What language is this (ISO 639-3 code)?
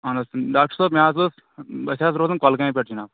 kas